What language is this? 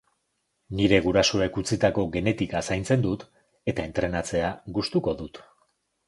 Basque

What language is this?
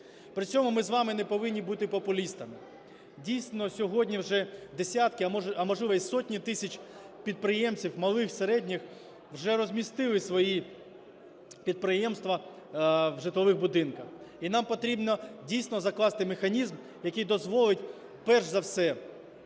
Ukrainian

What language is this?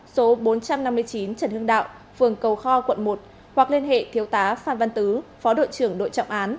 Vietnamese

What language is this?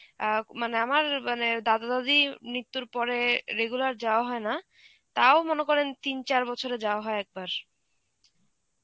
Bangla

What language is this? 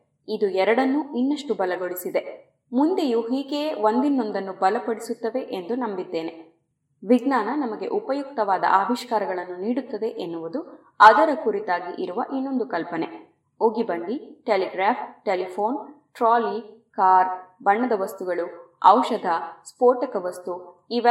Kannada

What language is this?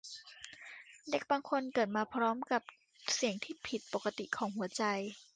Thai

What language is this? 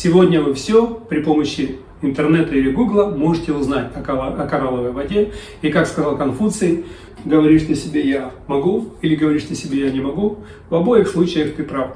Russian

